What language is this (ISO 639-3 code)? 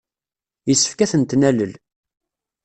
kab